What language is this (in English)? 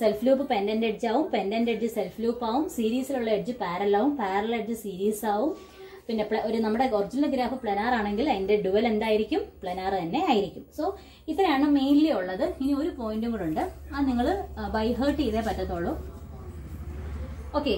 Hindi